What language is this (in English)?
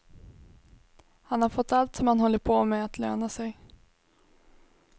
Swedish